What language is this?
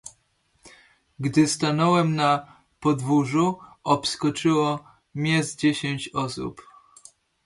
Polish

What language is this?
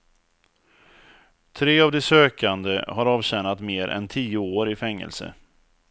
Swedish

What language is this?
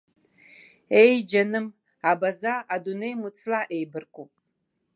Abkhazian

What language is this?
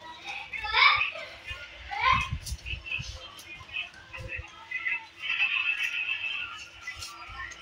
Vietnamese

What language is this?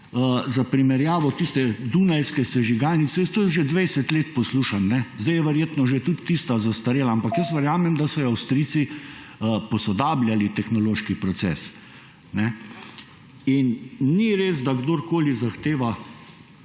Slovenian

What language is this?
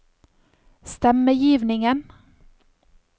Norwegian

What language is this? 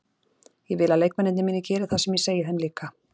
Icelandic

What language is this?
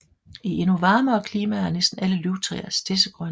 Danish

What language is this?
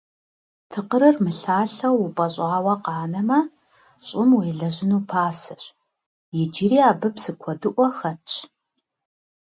Kabardian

